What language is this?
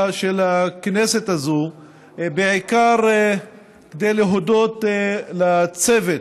Hebrew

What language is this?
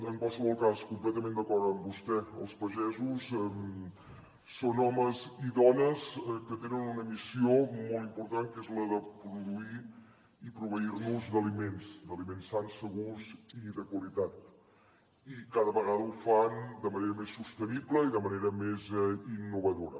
Catalan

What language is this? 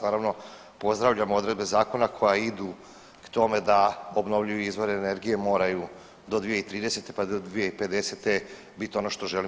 Croatian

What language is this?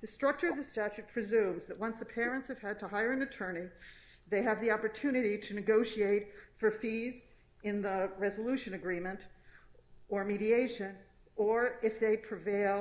English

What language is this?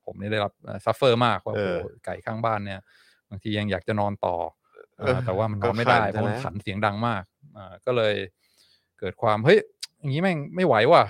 Thai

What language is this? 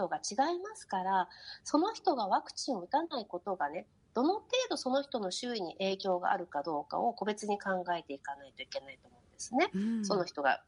Japanese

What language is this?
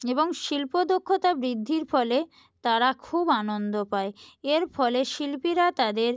Bangla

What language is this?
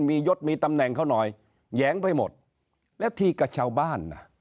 Thai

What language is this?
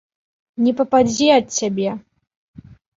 Belarusian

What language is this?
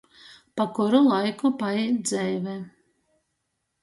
Latgalian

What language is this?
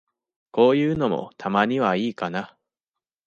Japanese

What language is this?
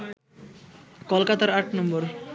Bangla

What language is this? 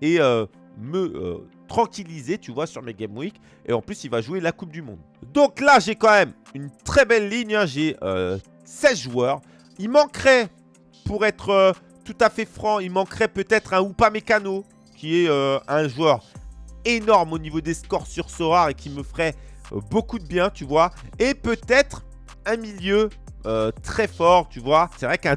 French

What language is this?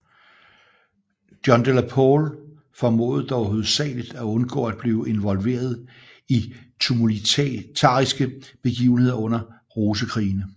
Danish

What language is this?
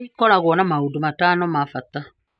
Kikuyu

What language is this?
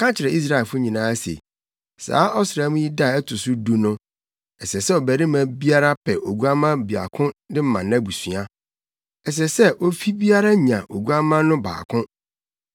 Akan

